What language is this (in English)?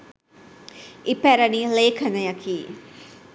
Sinhala